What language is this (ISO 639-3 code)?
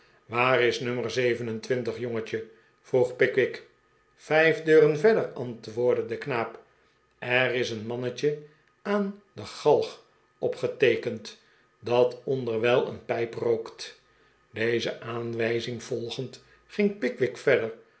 nld